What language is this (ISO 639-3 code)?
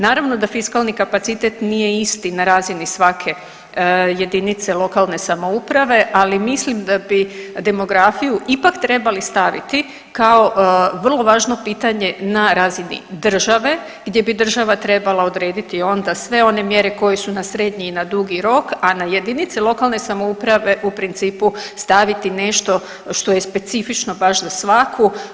hrv